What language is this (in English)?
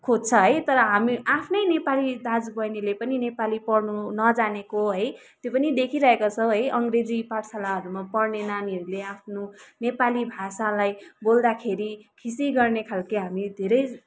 Nepali